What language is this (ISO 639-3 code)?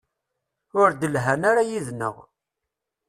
kab